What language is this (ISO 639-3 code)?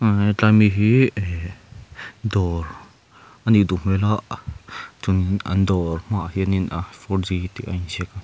lus